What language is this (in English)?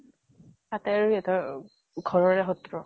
Assamese